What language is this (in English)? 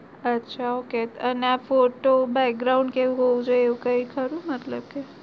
Gujarati